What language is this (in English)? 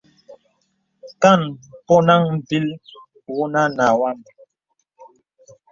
Bebele